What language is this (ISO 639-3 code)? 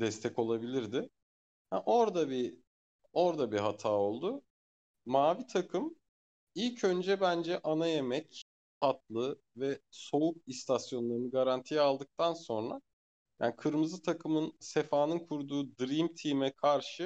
tur